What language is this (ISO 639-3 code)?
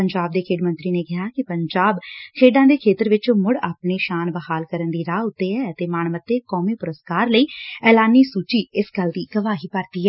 pan